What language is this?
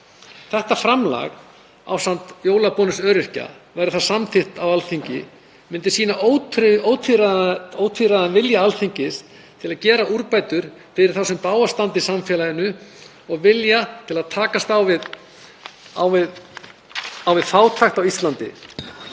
Icelandic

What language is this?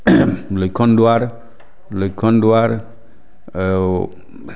Assamese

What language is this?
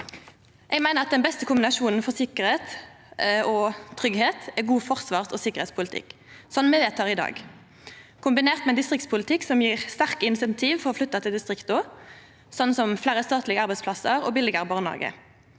Norwegian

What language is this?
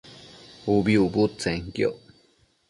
Matsés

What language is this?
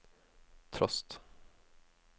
Norwegian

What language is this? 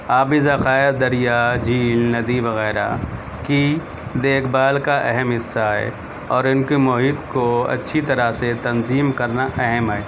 Urdu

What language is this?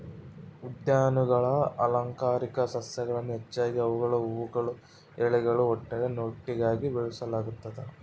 Kannada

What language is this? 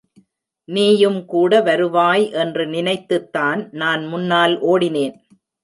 Tamil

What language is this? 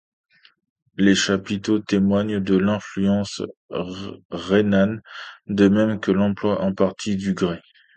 French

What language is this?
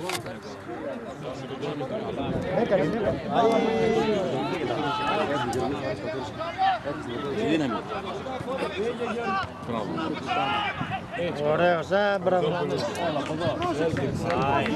Greek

